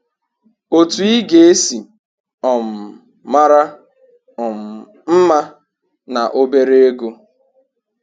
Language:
Igbo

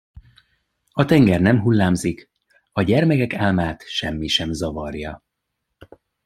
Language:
Hungarian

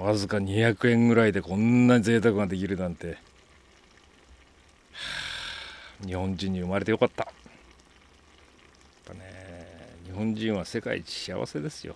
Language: Japanese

